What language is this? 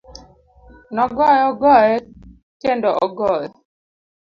Luo (Kenya and Tanzania)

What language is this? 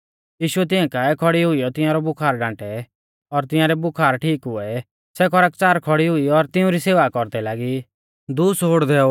Mahasu Pahari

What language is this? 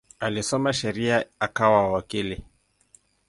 Swahili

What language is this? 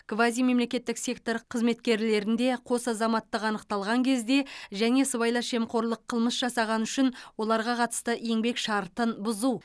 Kazakh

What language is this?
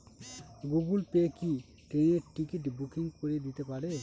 Bangla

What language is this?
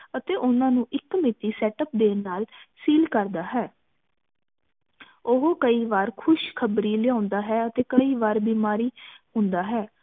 Punjabi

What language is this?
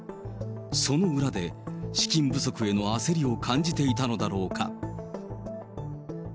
Japanese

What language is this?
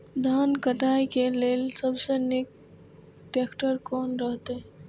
Maithili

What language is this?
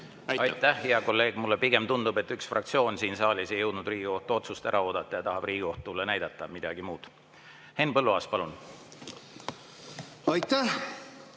Estonian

